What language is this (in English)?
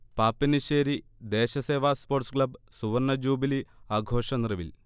Malayalam